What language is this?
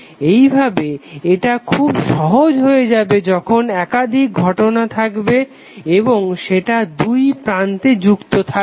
Bangla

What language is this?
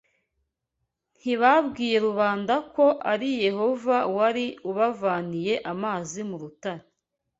Kinyarwanda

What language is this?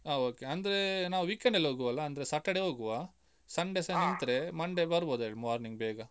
Kannada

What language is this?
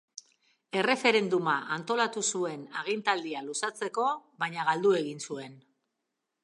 Basque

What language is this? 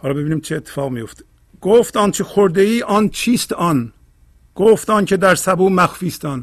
Persian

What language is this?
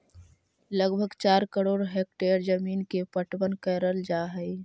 Magahi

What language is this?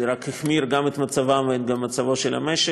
Hebrew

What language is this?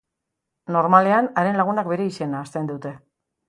Basque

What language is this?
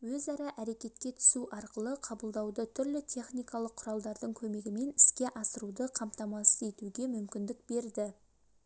Kazakh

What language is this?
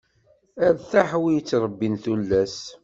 Kabyle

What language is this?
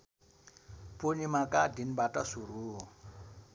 Nepali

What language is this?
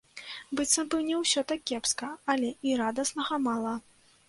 Belarusian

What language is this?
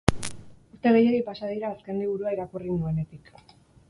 Basque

